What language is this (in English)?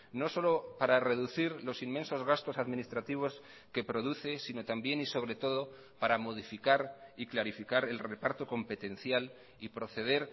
Spanish